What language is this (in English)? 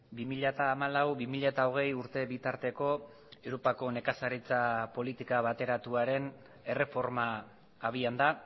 Basque